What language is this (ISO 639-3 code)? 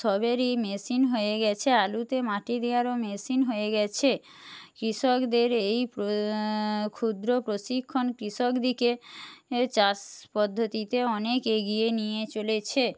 ben